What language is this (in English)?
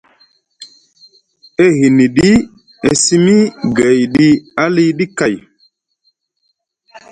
Musgu